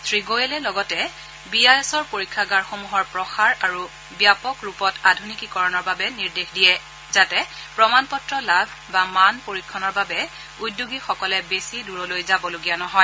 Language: Assamese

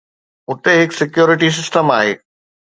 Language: Sindhi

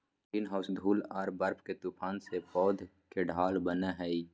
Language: Magahi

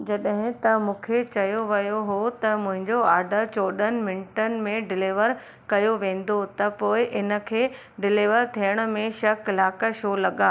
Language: Sindhi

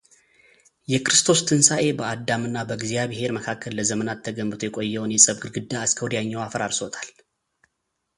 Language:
Amharic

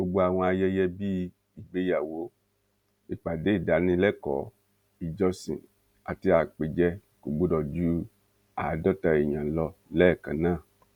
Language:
Yoruba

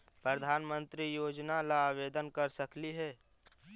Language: Magahi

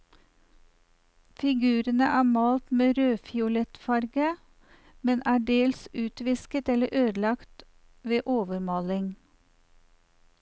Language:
Norwegian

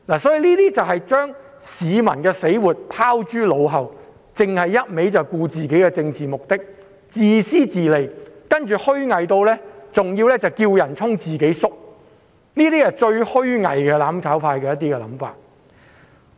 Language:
Cantonese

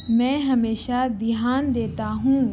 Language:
Urdu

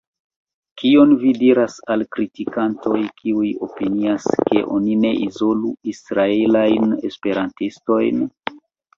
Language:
Esperanto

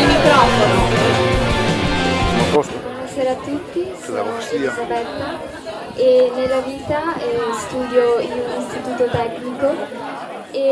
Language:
Italian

